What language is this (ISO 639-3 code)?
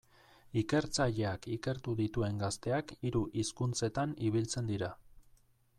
eus